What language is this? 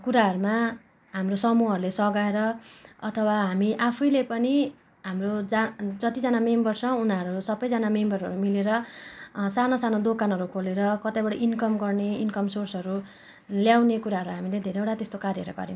Nepali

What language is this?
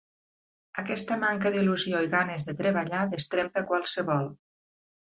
Catalan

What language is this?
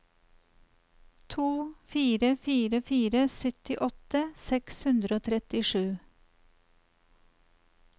Norwegian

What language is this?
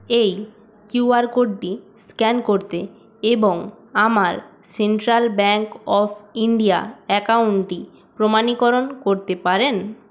Bangla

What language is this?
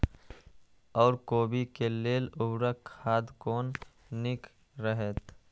Maithili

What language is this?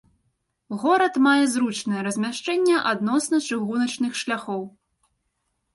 Belarusian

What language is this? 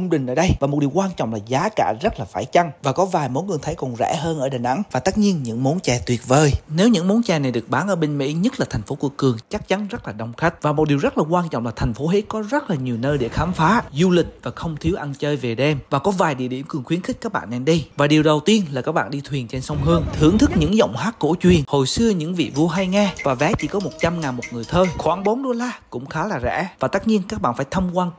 Vietnamese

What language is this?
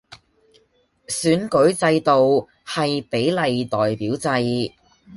Cantonese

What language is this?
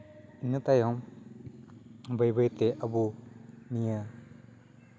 Santali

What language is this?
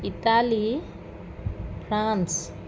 Assamese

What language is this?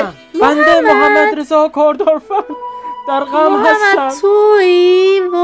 Persian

